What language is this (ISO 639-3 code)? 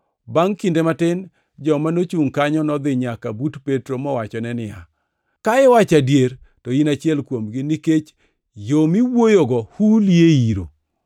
luo